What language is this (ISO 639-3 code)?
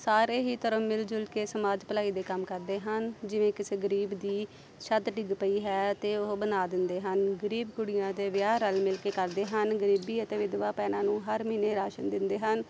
pan